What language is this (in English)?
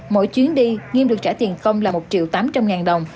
Vietnamese